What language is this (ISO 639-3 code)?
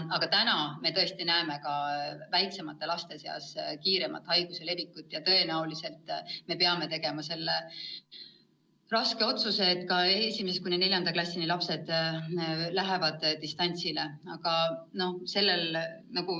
est